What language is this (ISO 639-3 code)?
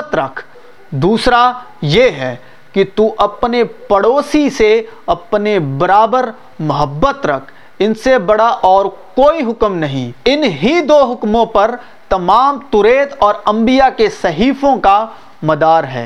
urd